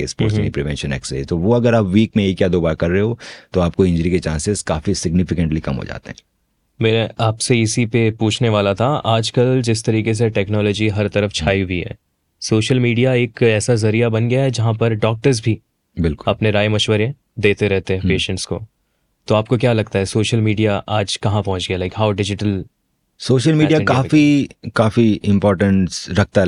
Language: Hindi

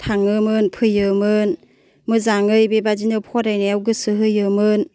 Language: Bodo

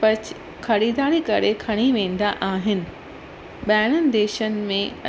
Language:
Sindhi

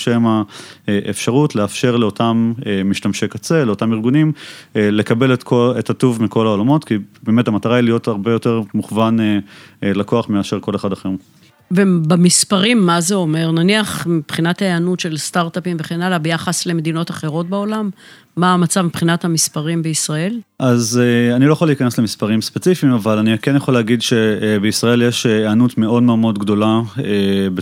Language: Hebrew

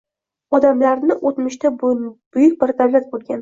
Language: Uzbek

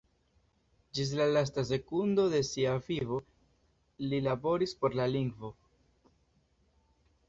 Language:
Esperanto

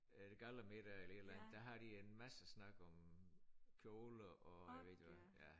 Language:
Danish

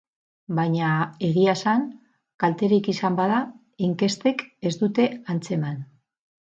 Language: Basque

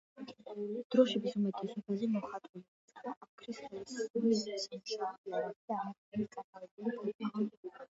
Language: Georgian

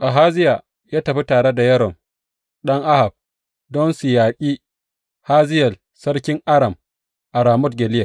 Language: Hausa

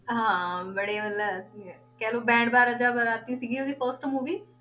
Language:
Punjabi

